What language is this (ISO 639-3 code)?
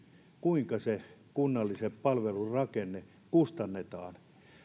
fin